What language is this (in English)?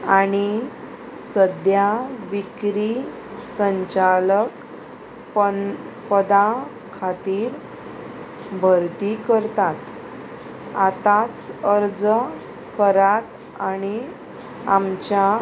Konkani